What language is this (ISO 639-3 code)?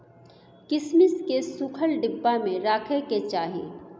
mai